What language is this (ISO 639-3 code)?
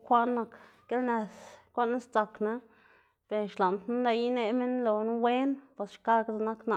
ztg